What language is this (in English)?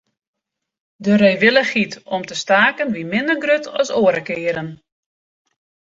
Western Frisian